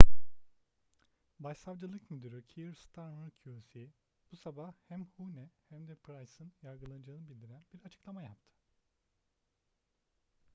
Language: Turkish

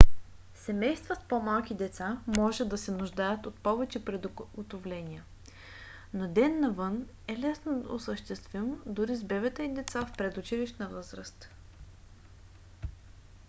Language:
Bulgarian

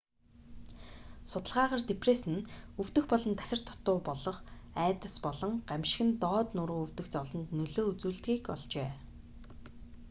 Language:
Mongolian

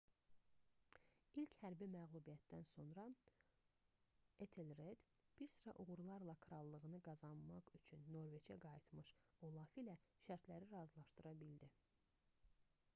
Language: Azerbaijani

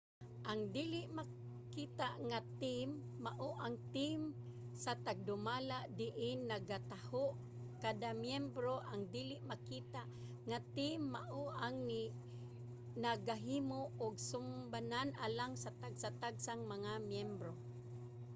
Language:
Cebuano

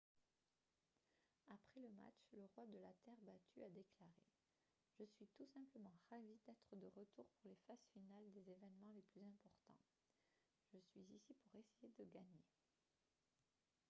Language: French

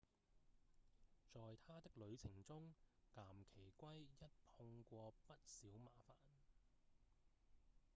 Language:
Cantonese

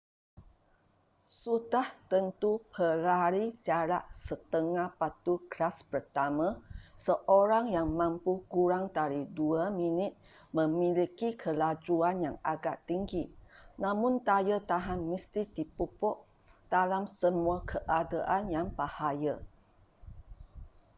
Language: Malay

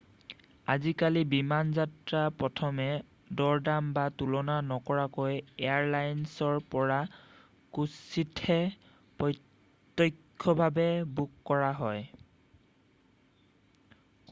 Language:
Assamese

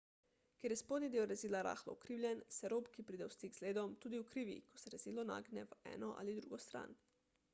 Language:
Slovenian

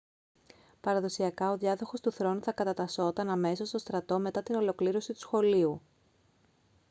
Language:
Greek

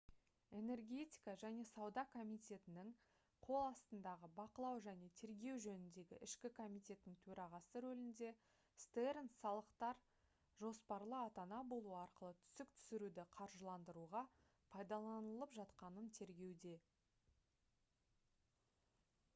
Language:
Kazakh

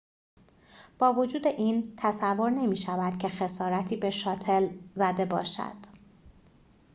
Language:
Persian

